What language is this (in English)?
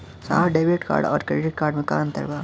Bhojpuri